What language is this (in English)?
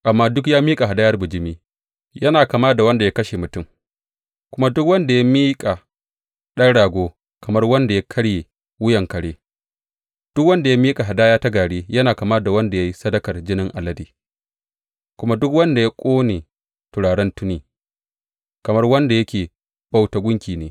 Hausa